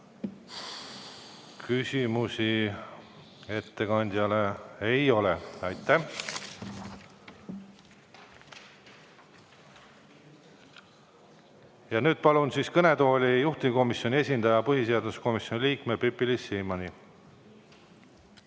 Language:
Estonian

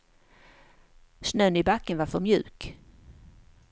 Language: Swedish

